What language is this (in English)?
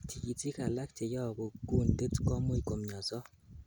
Kalenjin